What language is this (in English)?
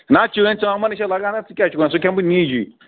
Kashmiri